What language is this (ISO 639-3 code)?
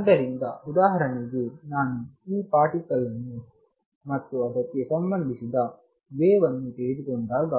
kan